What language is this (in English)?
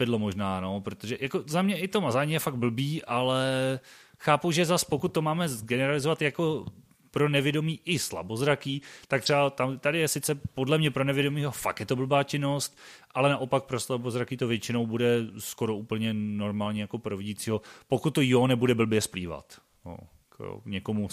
Czech